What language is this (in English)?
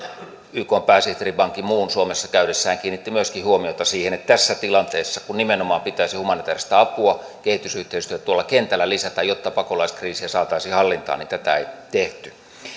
Finnish